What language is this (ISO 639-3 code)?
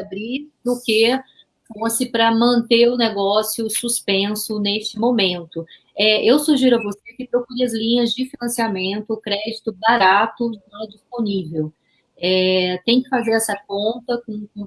por